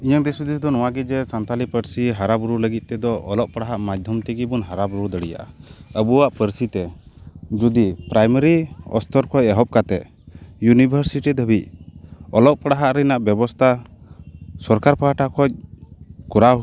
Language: Santali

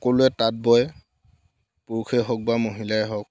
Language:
Assamese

